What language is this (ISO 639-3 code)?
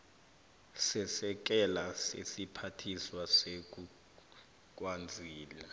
nbl